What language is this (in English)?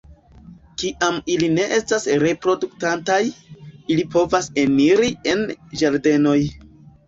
Esperanto